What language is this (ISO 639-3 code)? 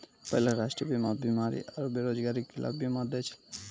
mai